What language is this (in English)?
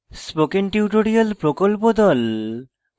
Bangla